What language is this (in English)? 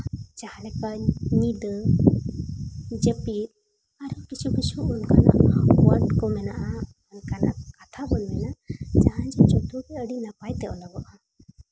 Santali